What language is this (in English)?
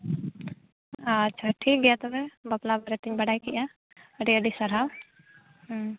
Santali